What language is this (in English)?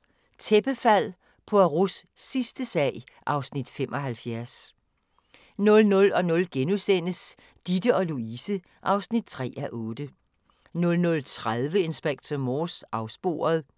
Danish